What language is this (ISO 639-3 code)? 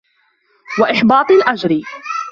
ara